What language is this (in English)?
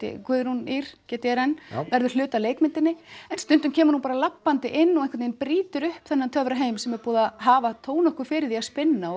Icelandic